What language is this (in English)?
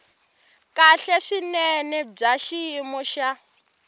Tsonga